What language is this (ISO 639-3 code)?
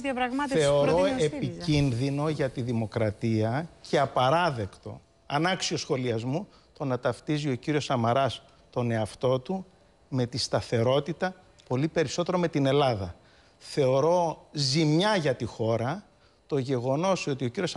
ell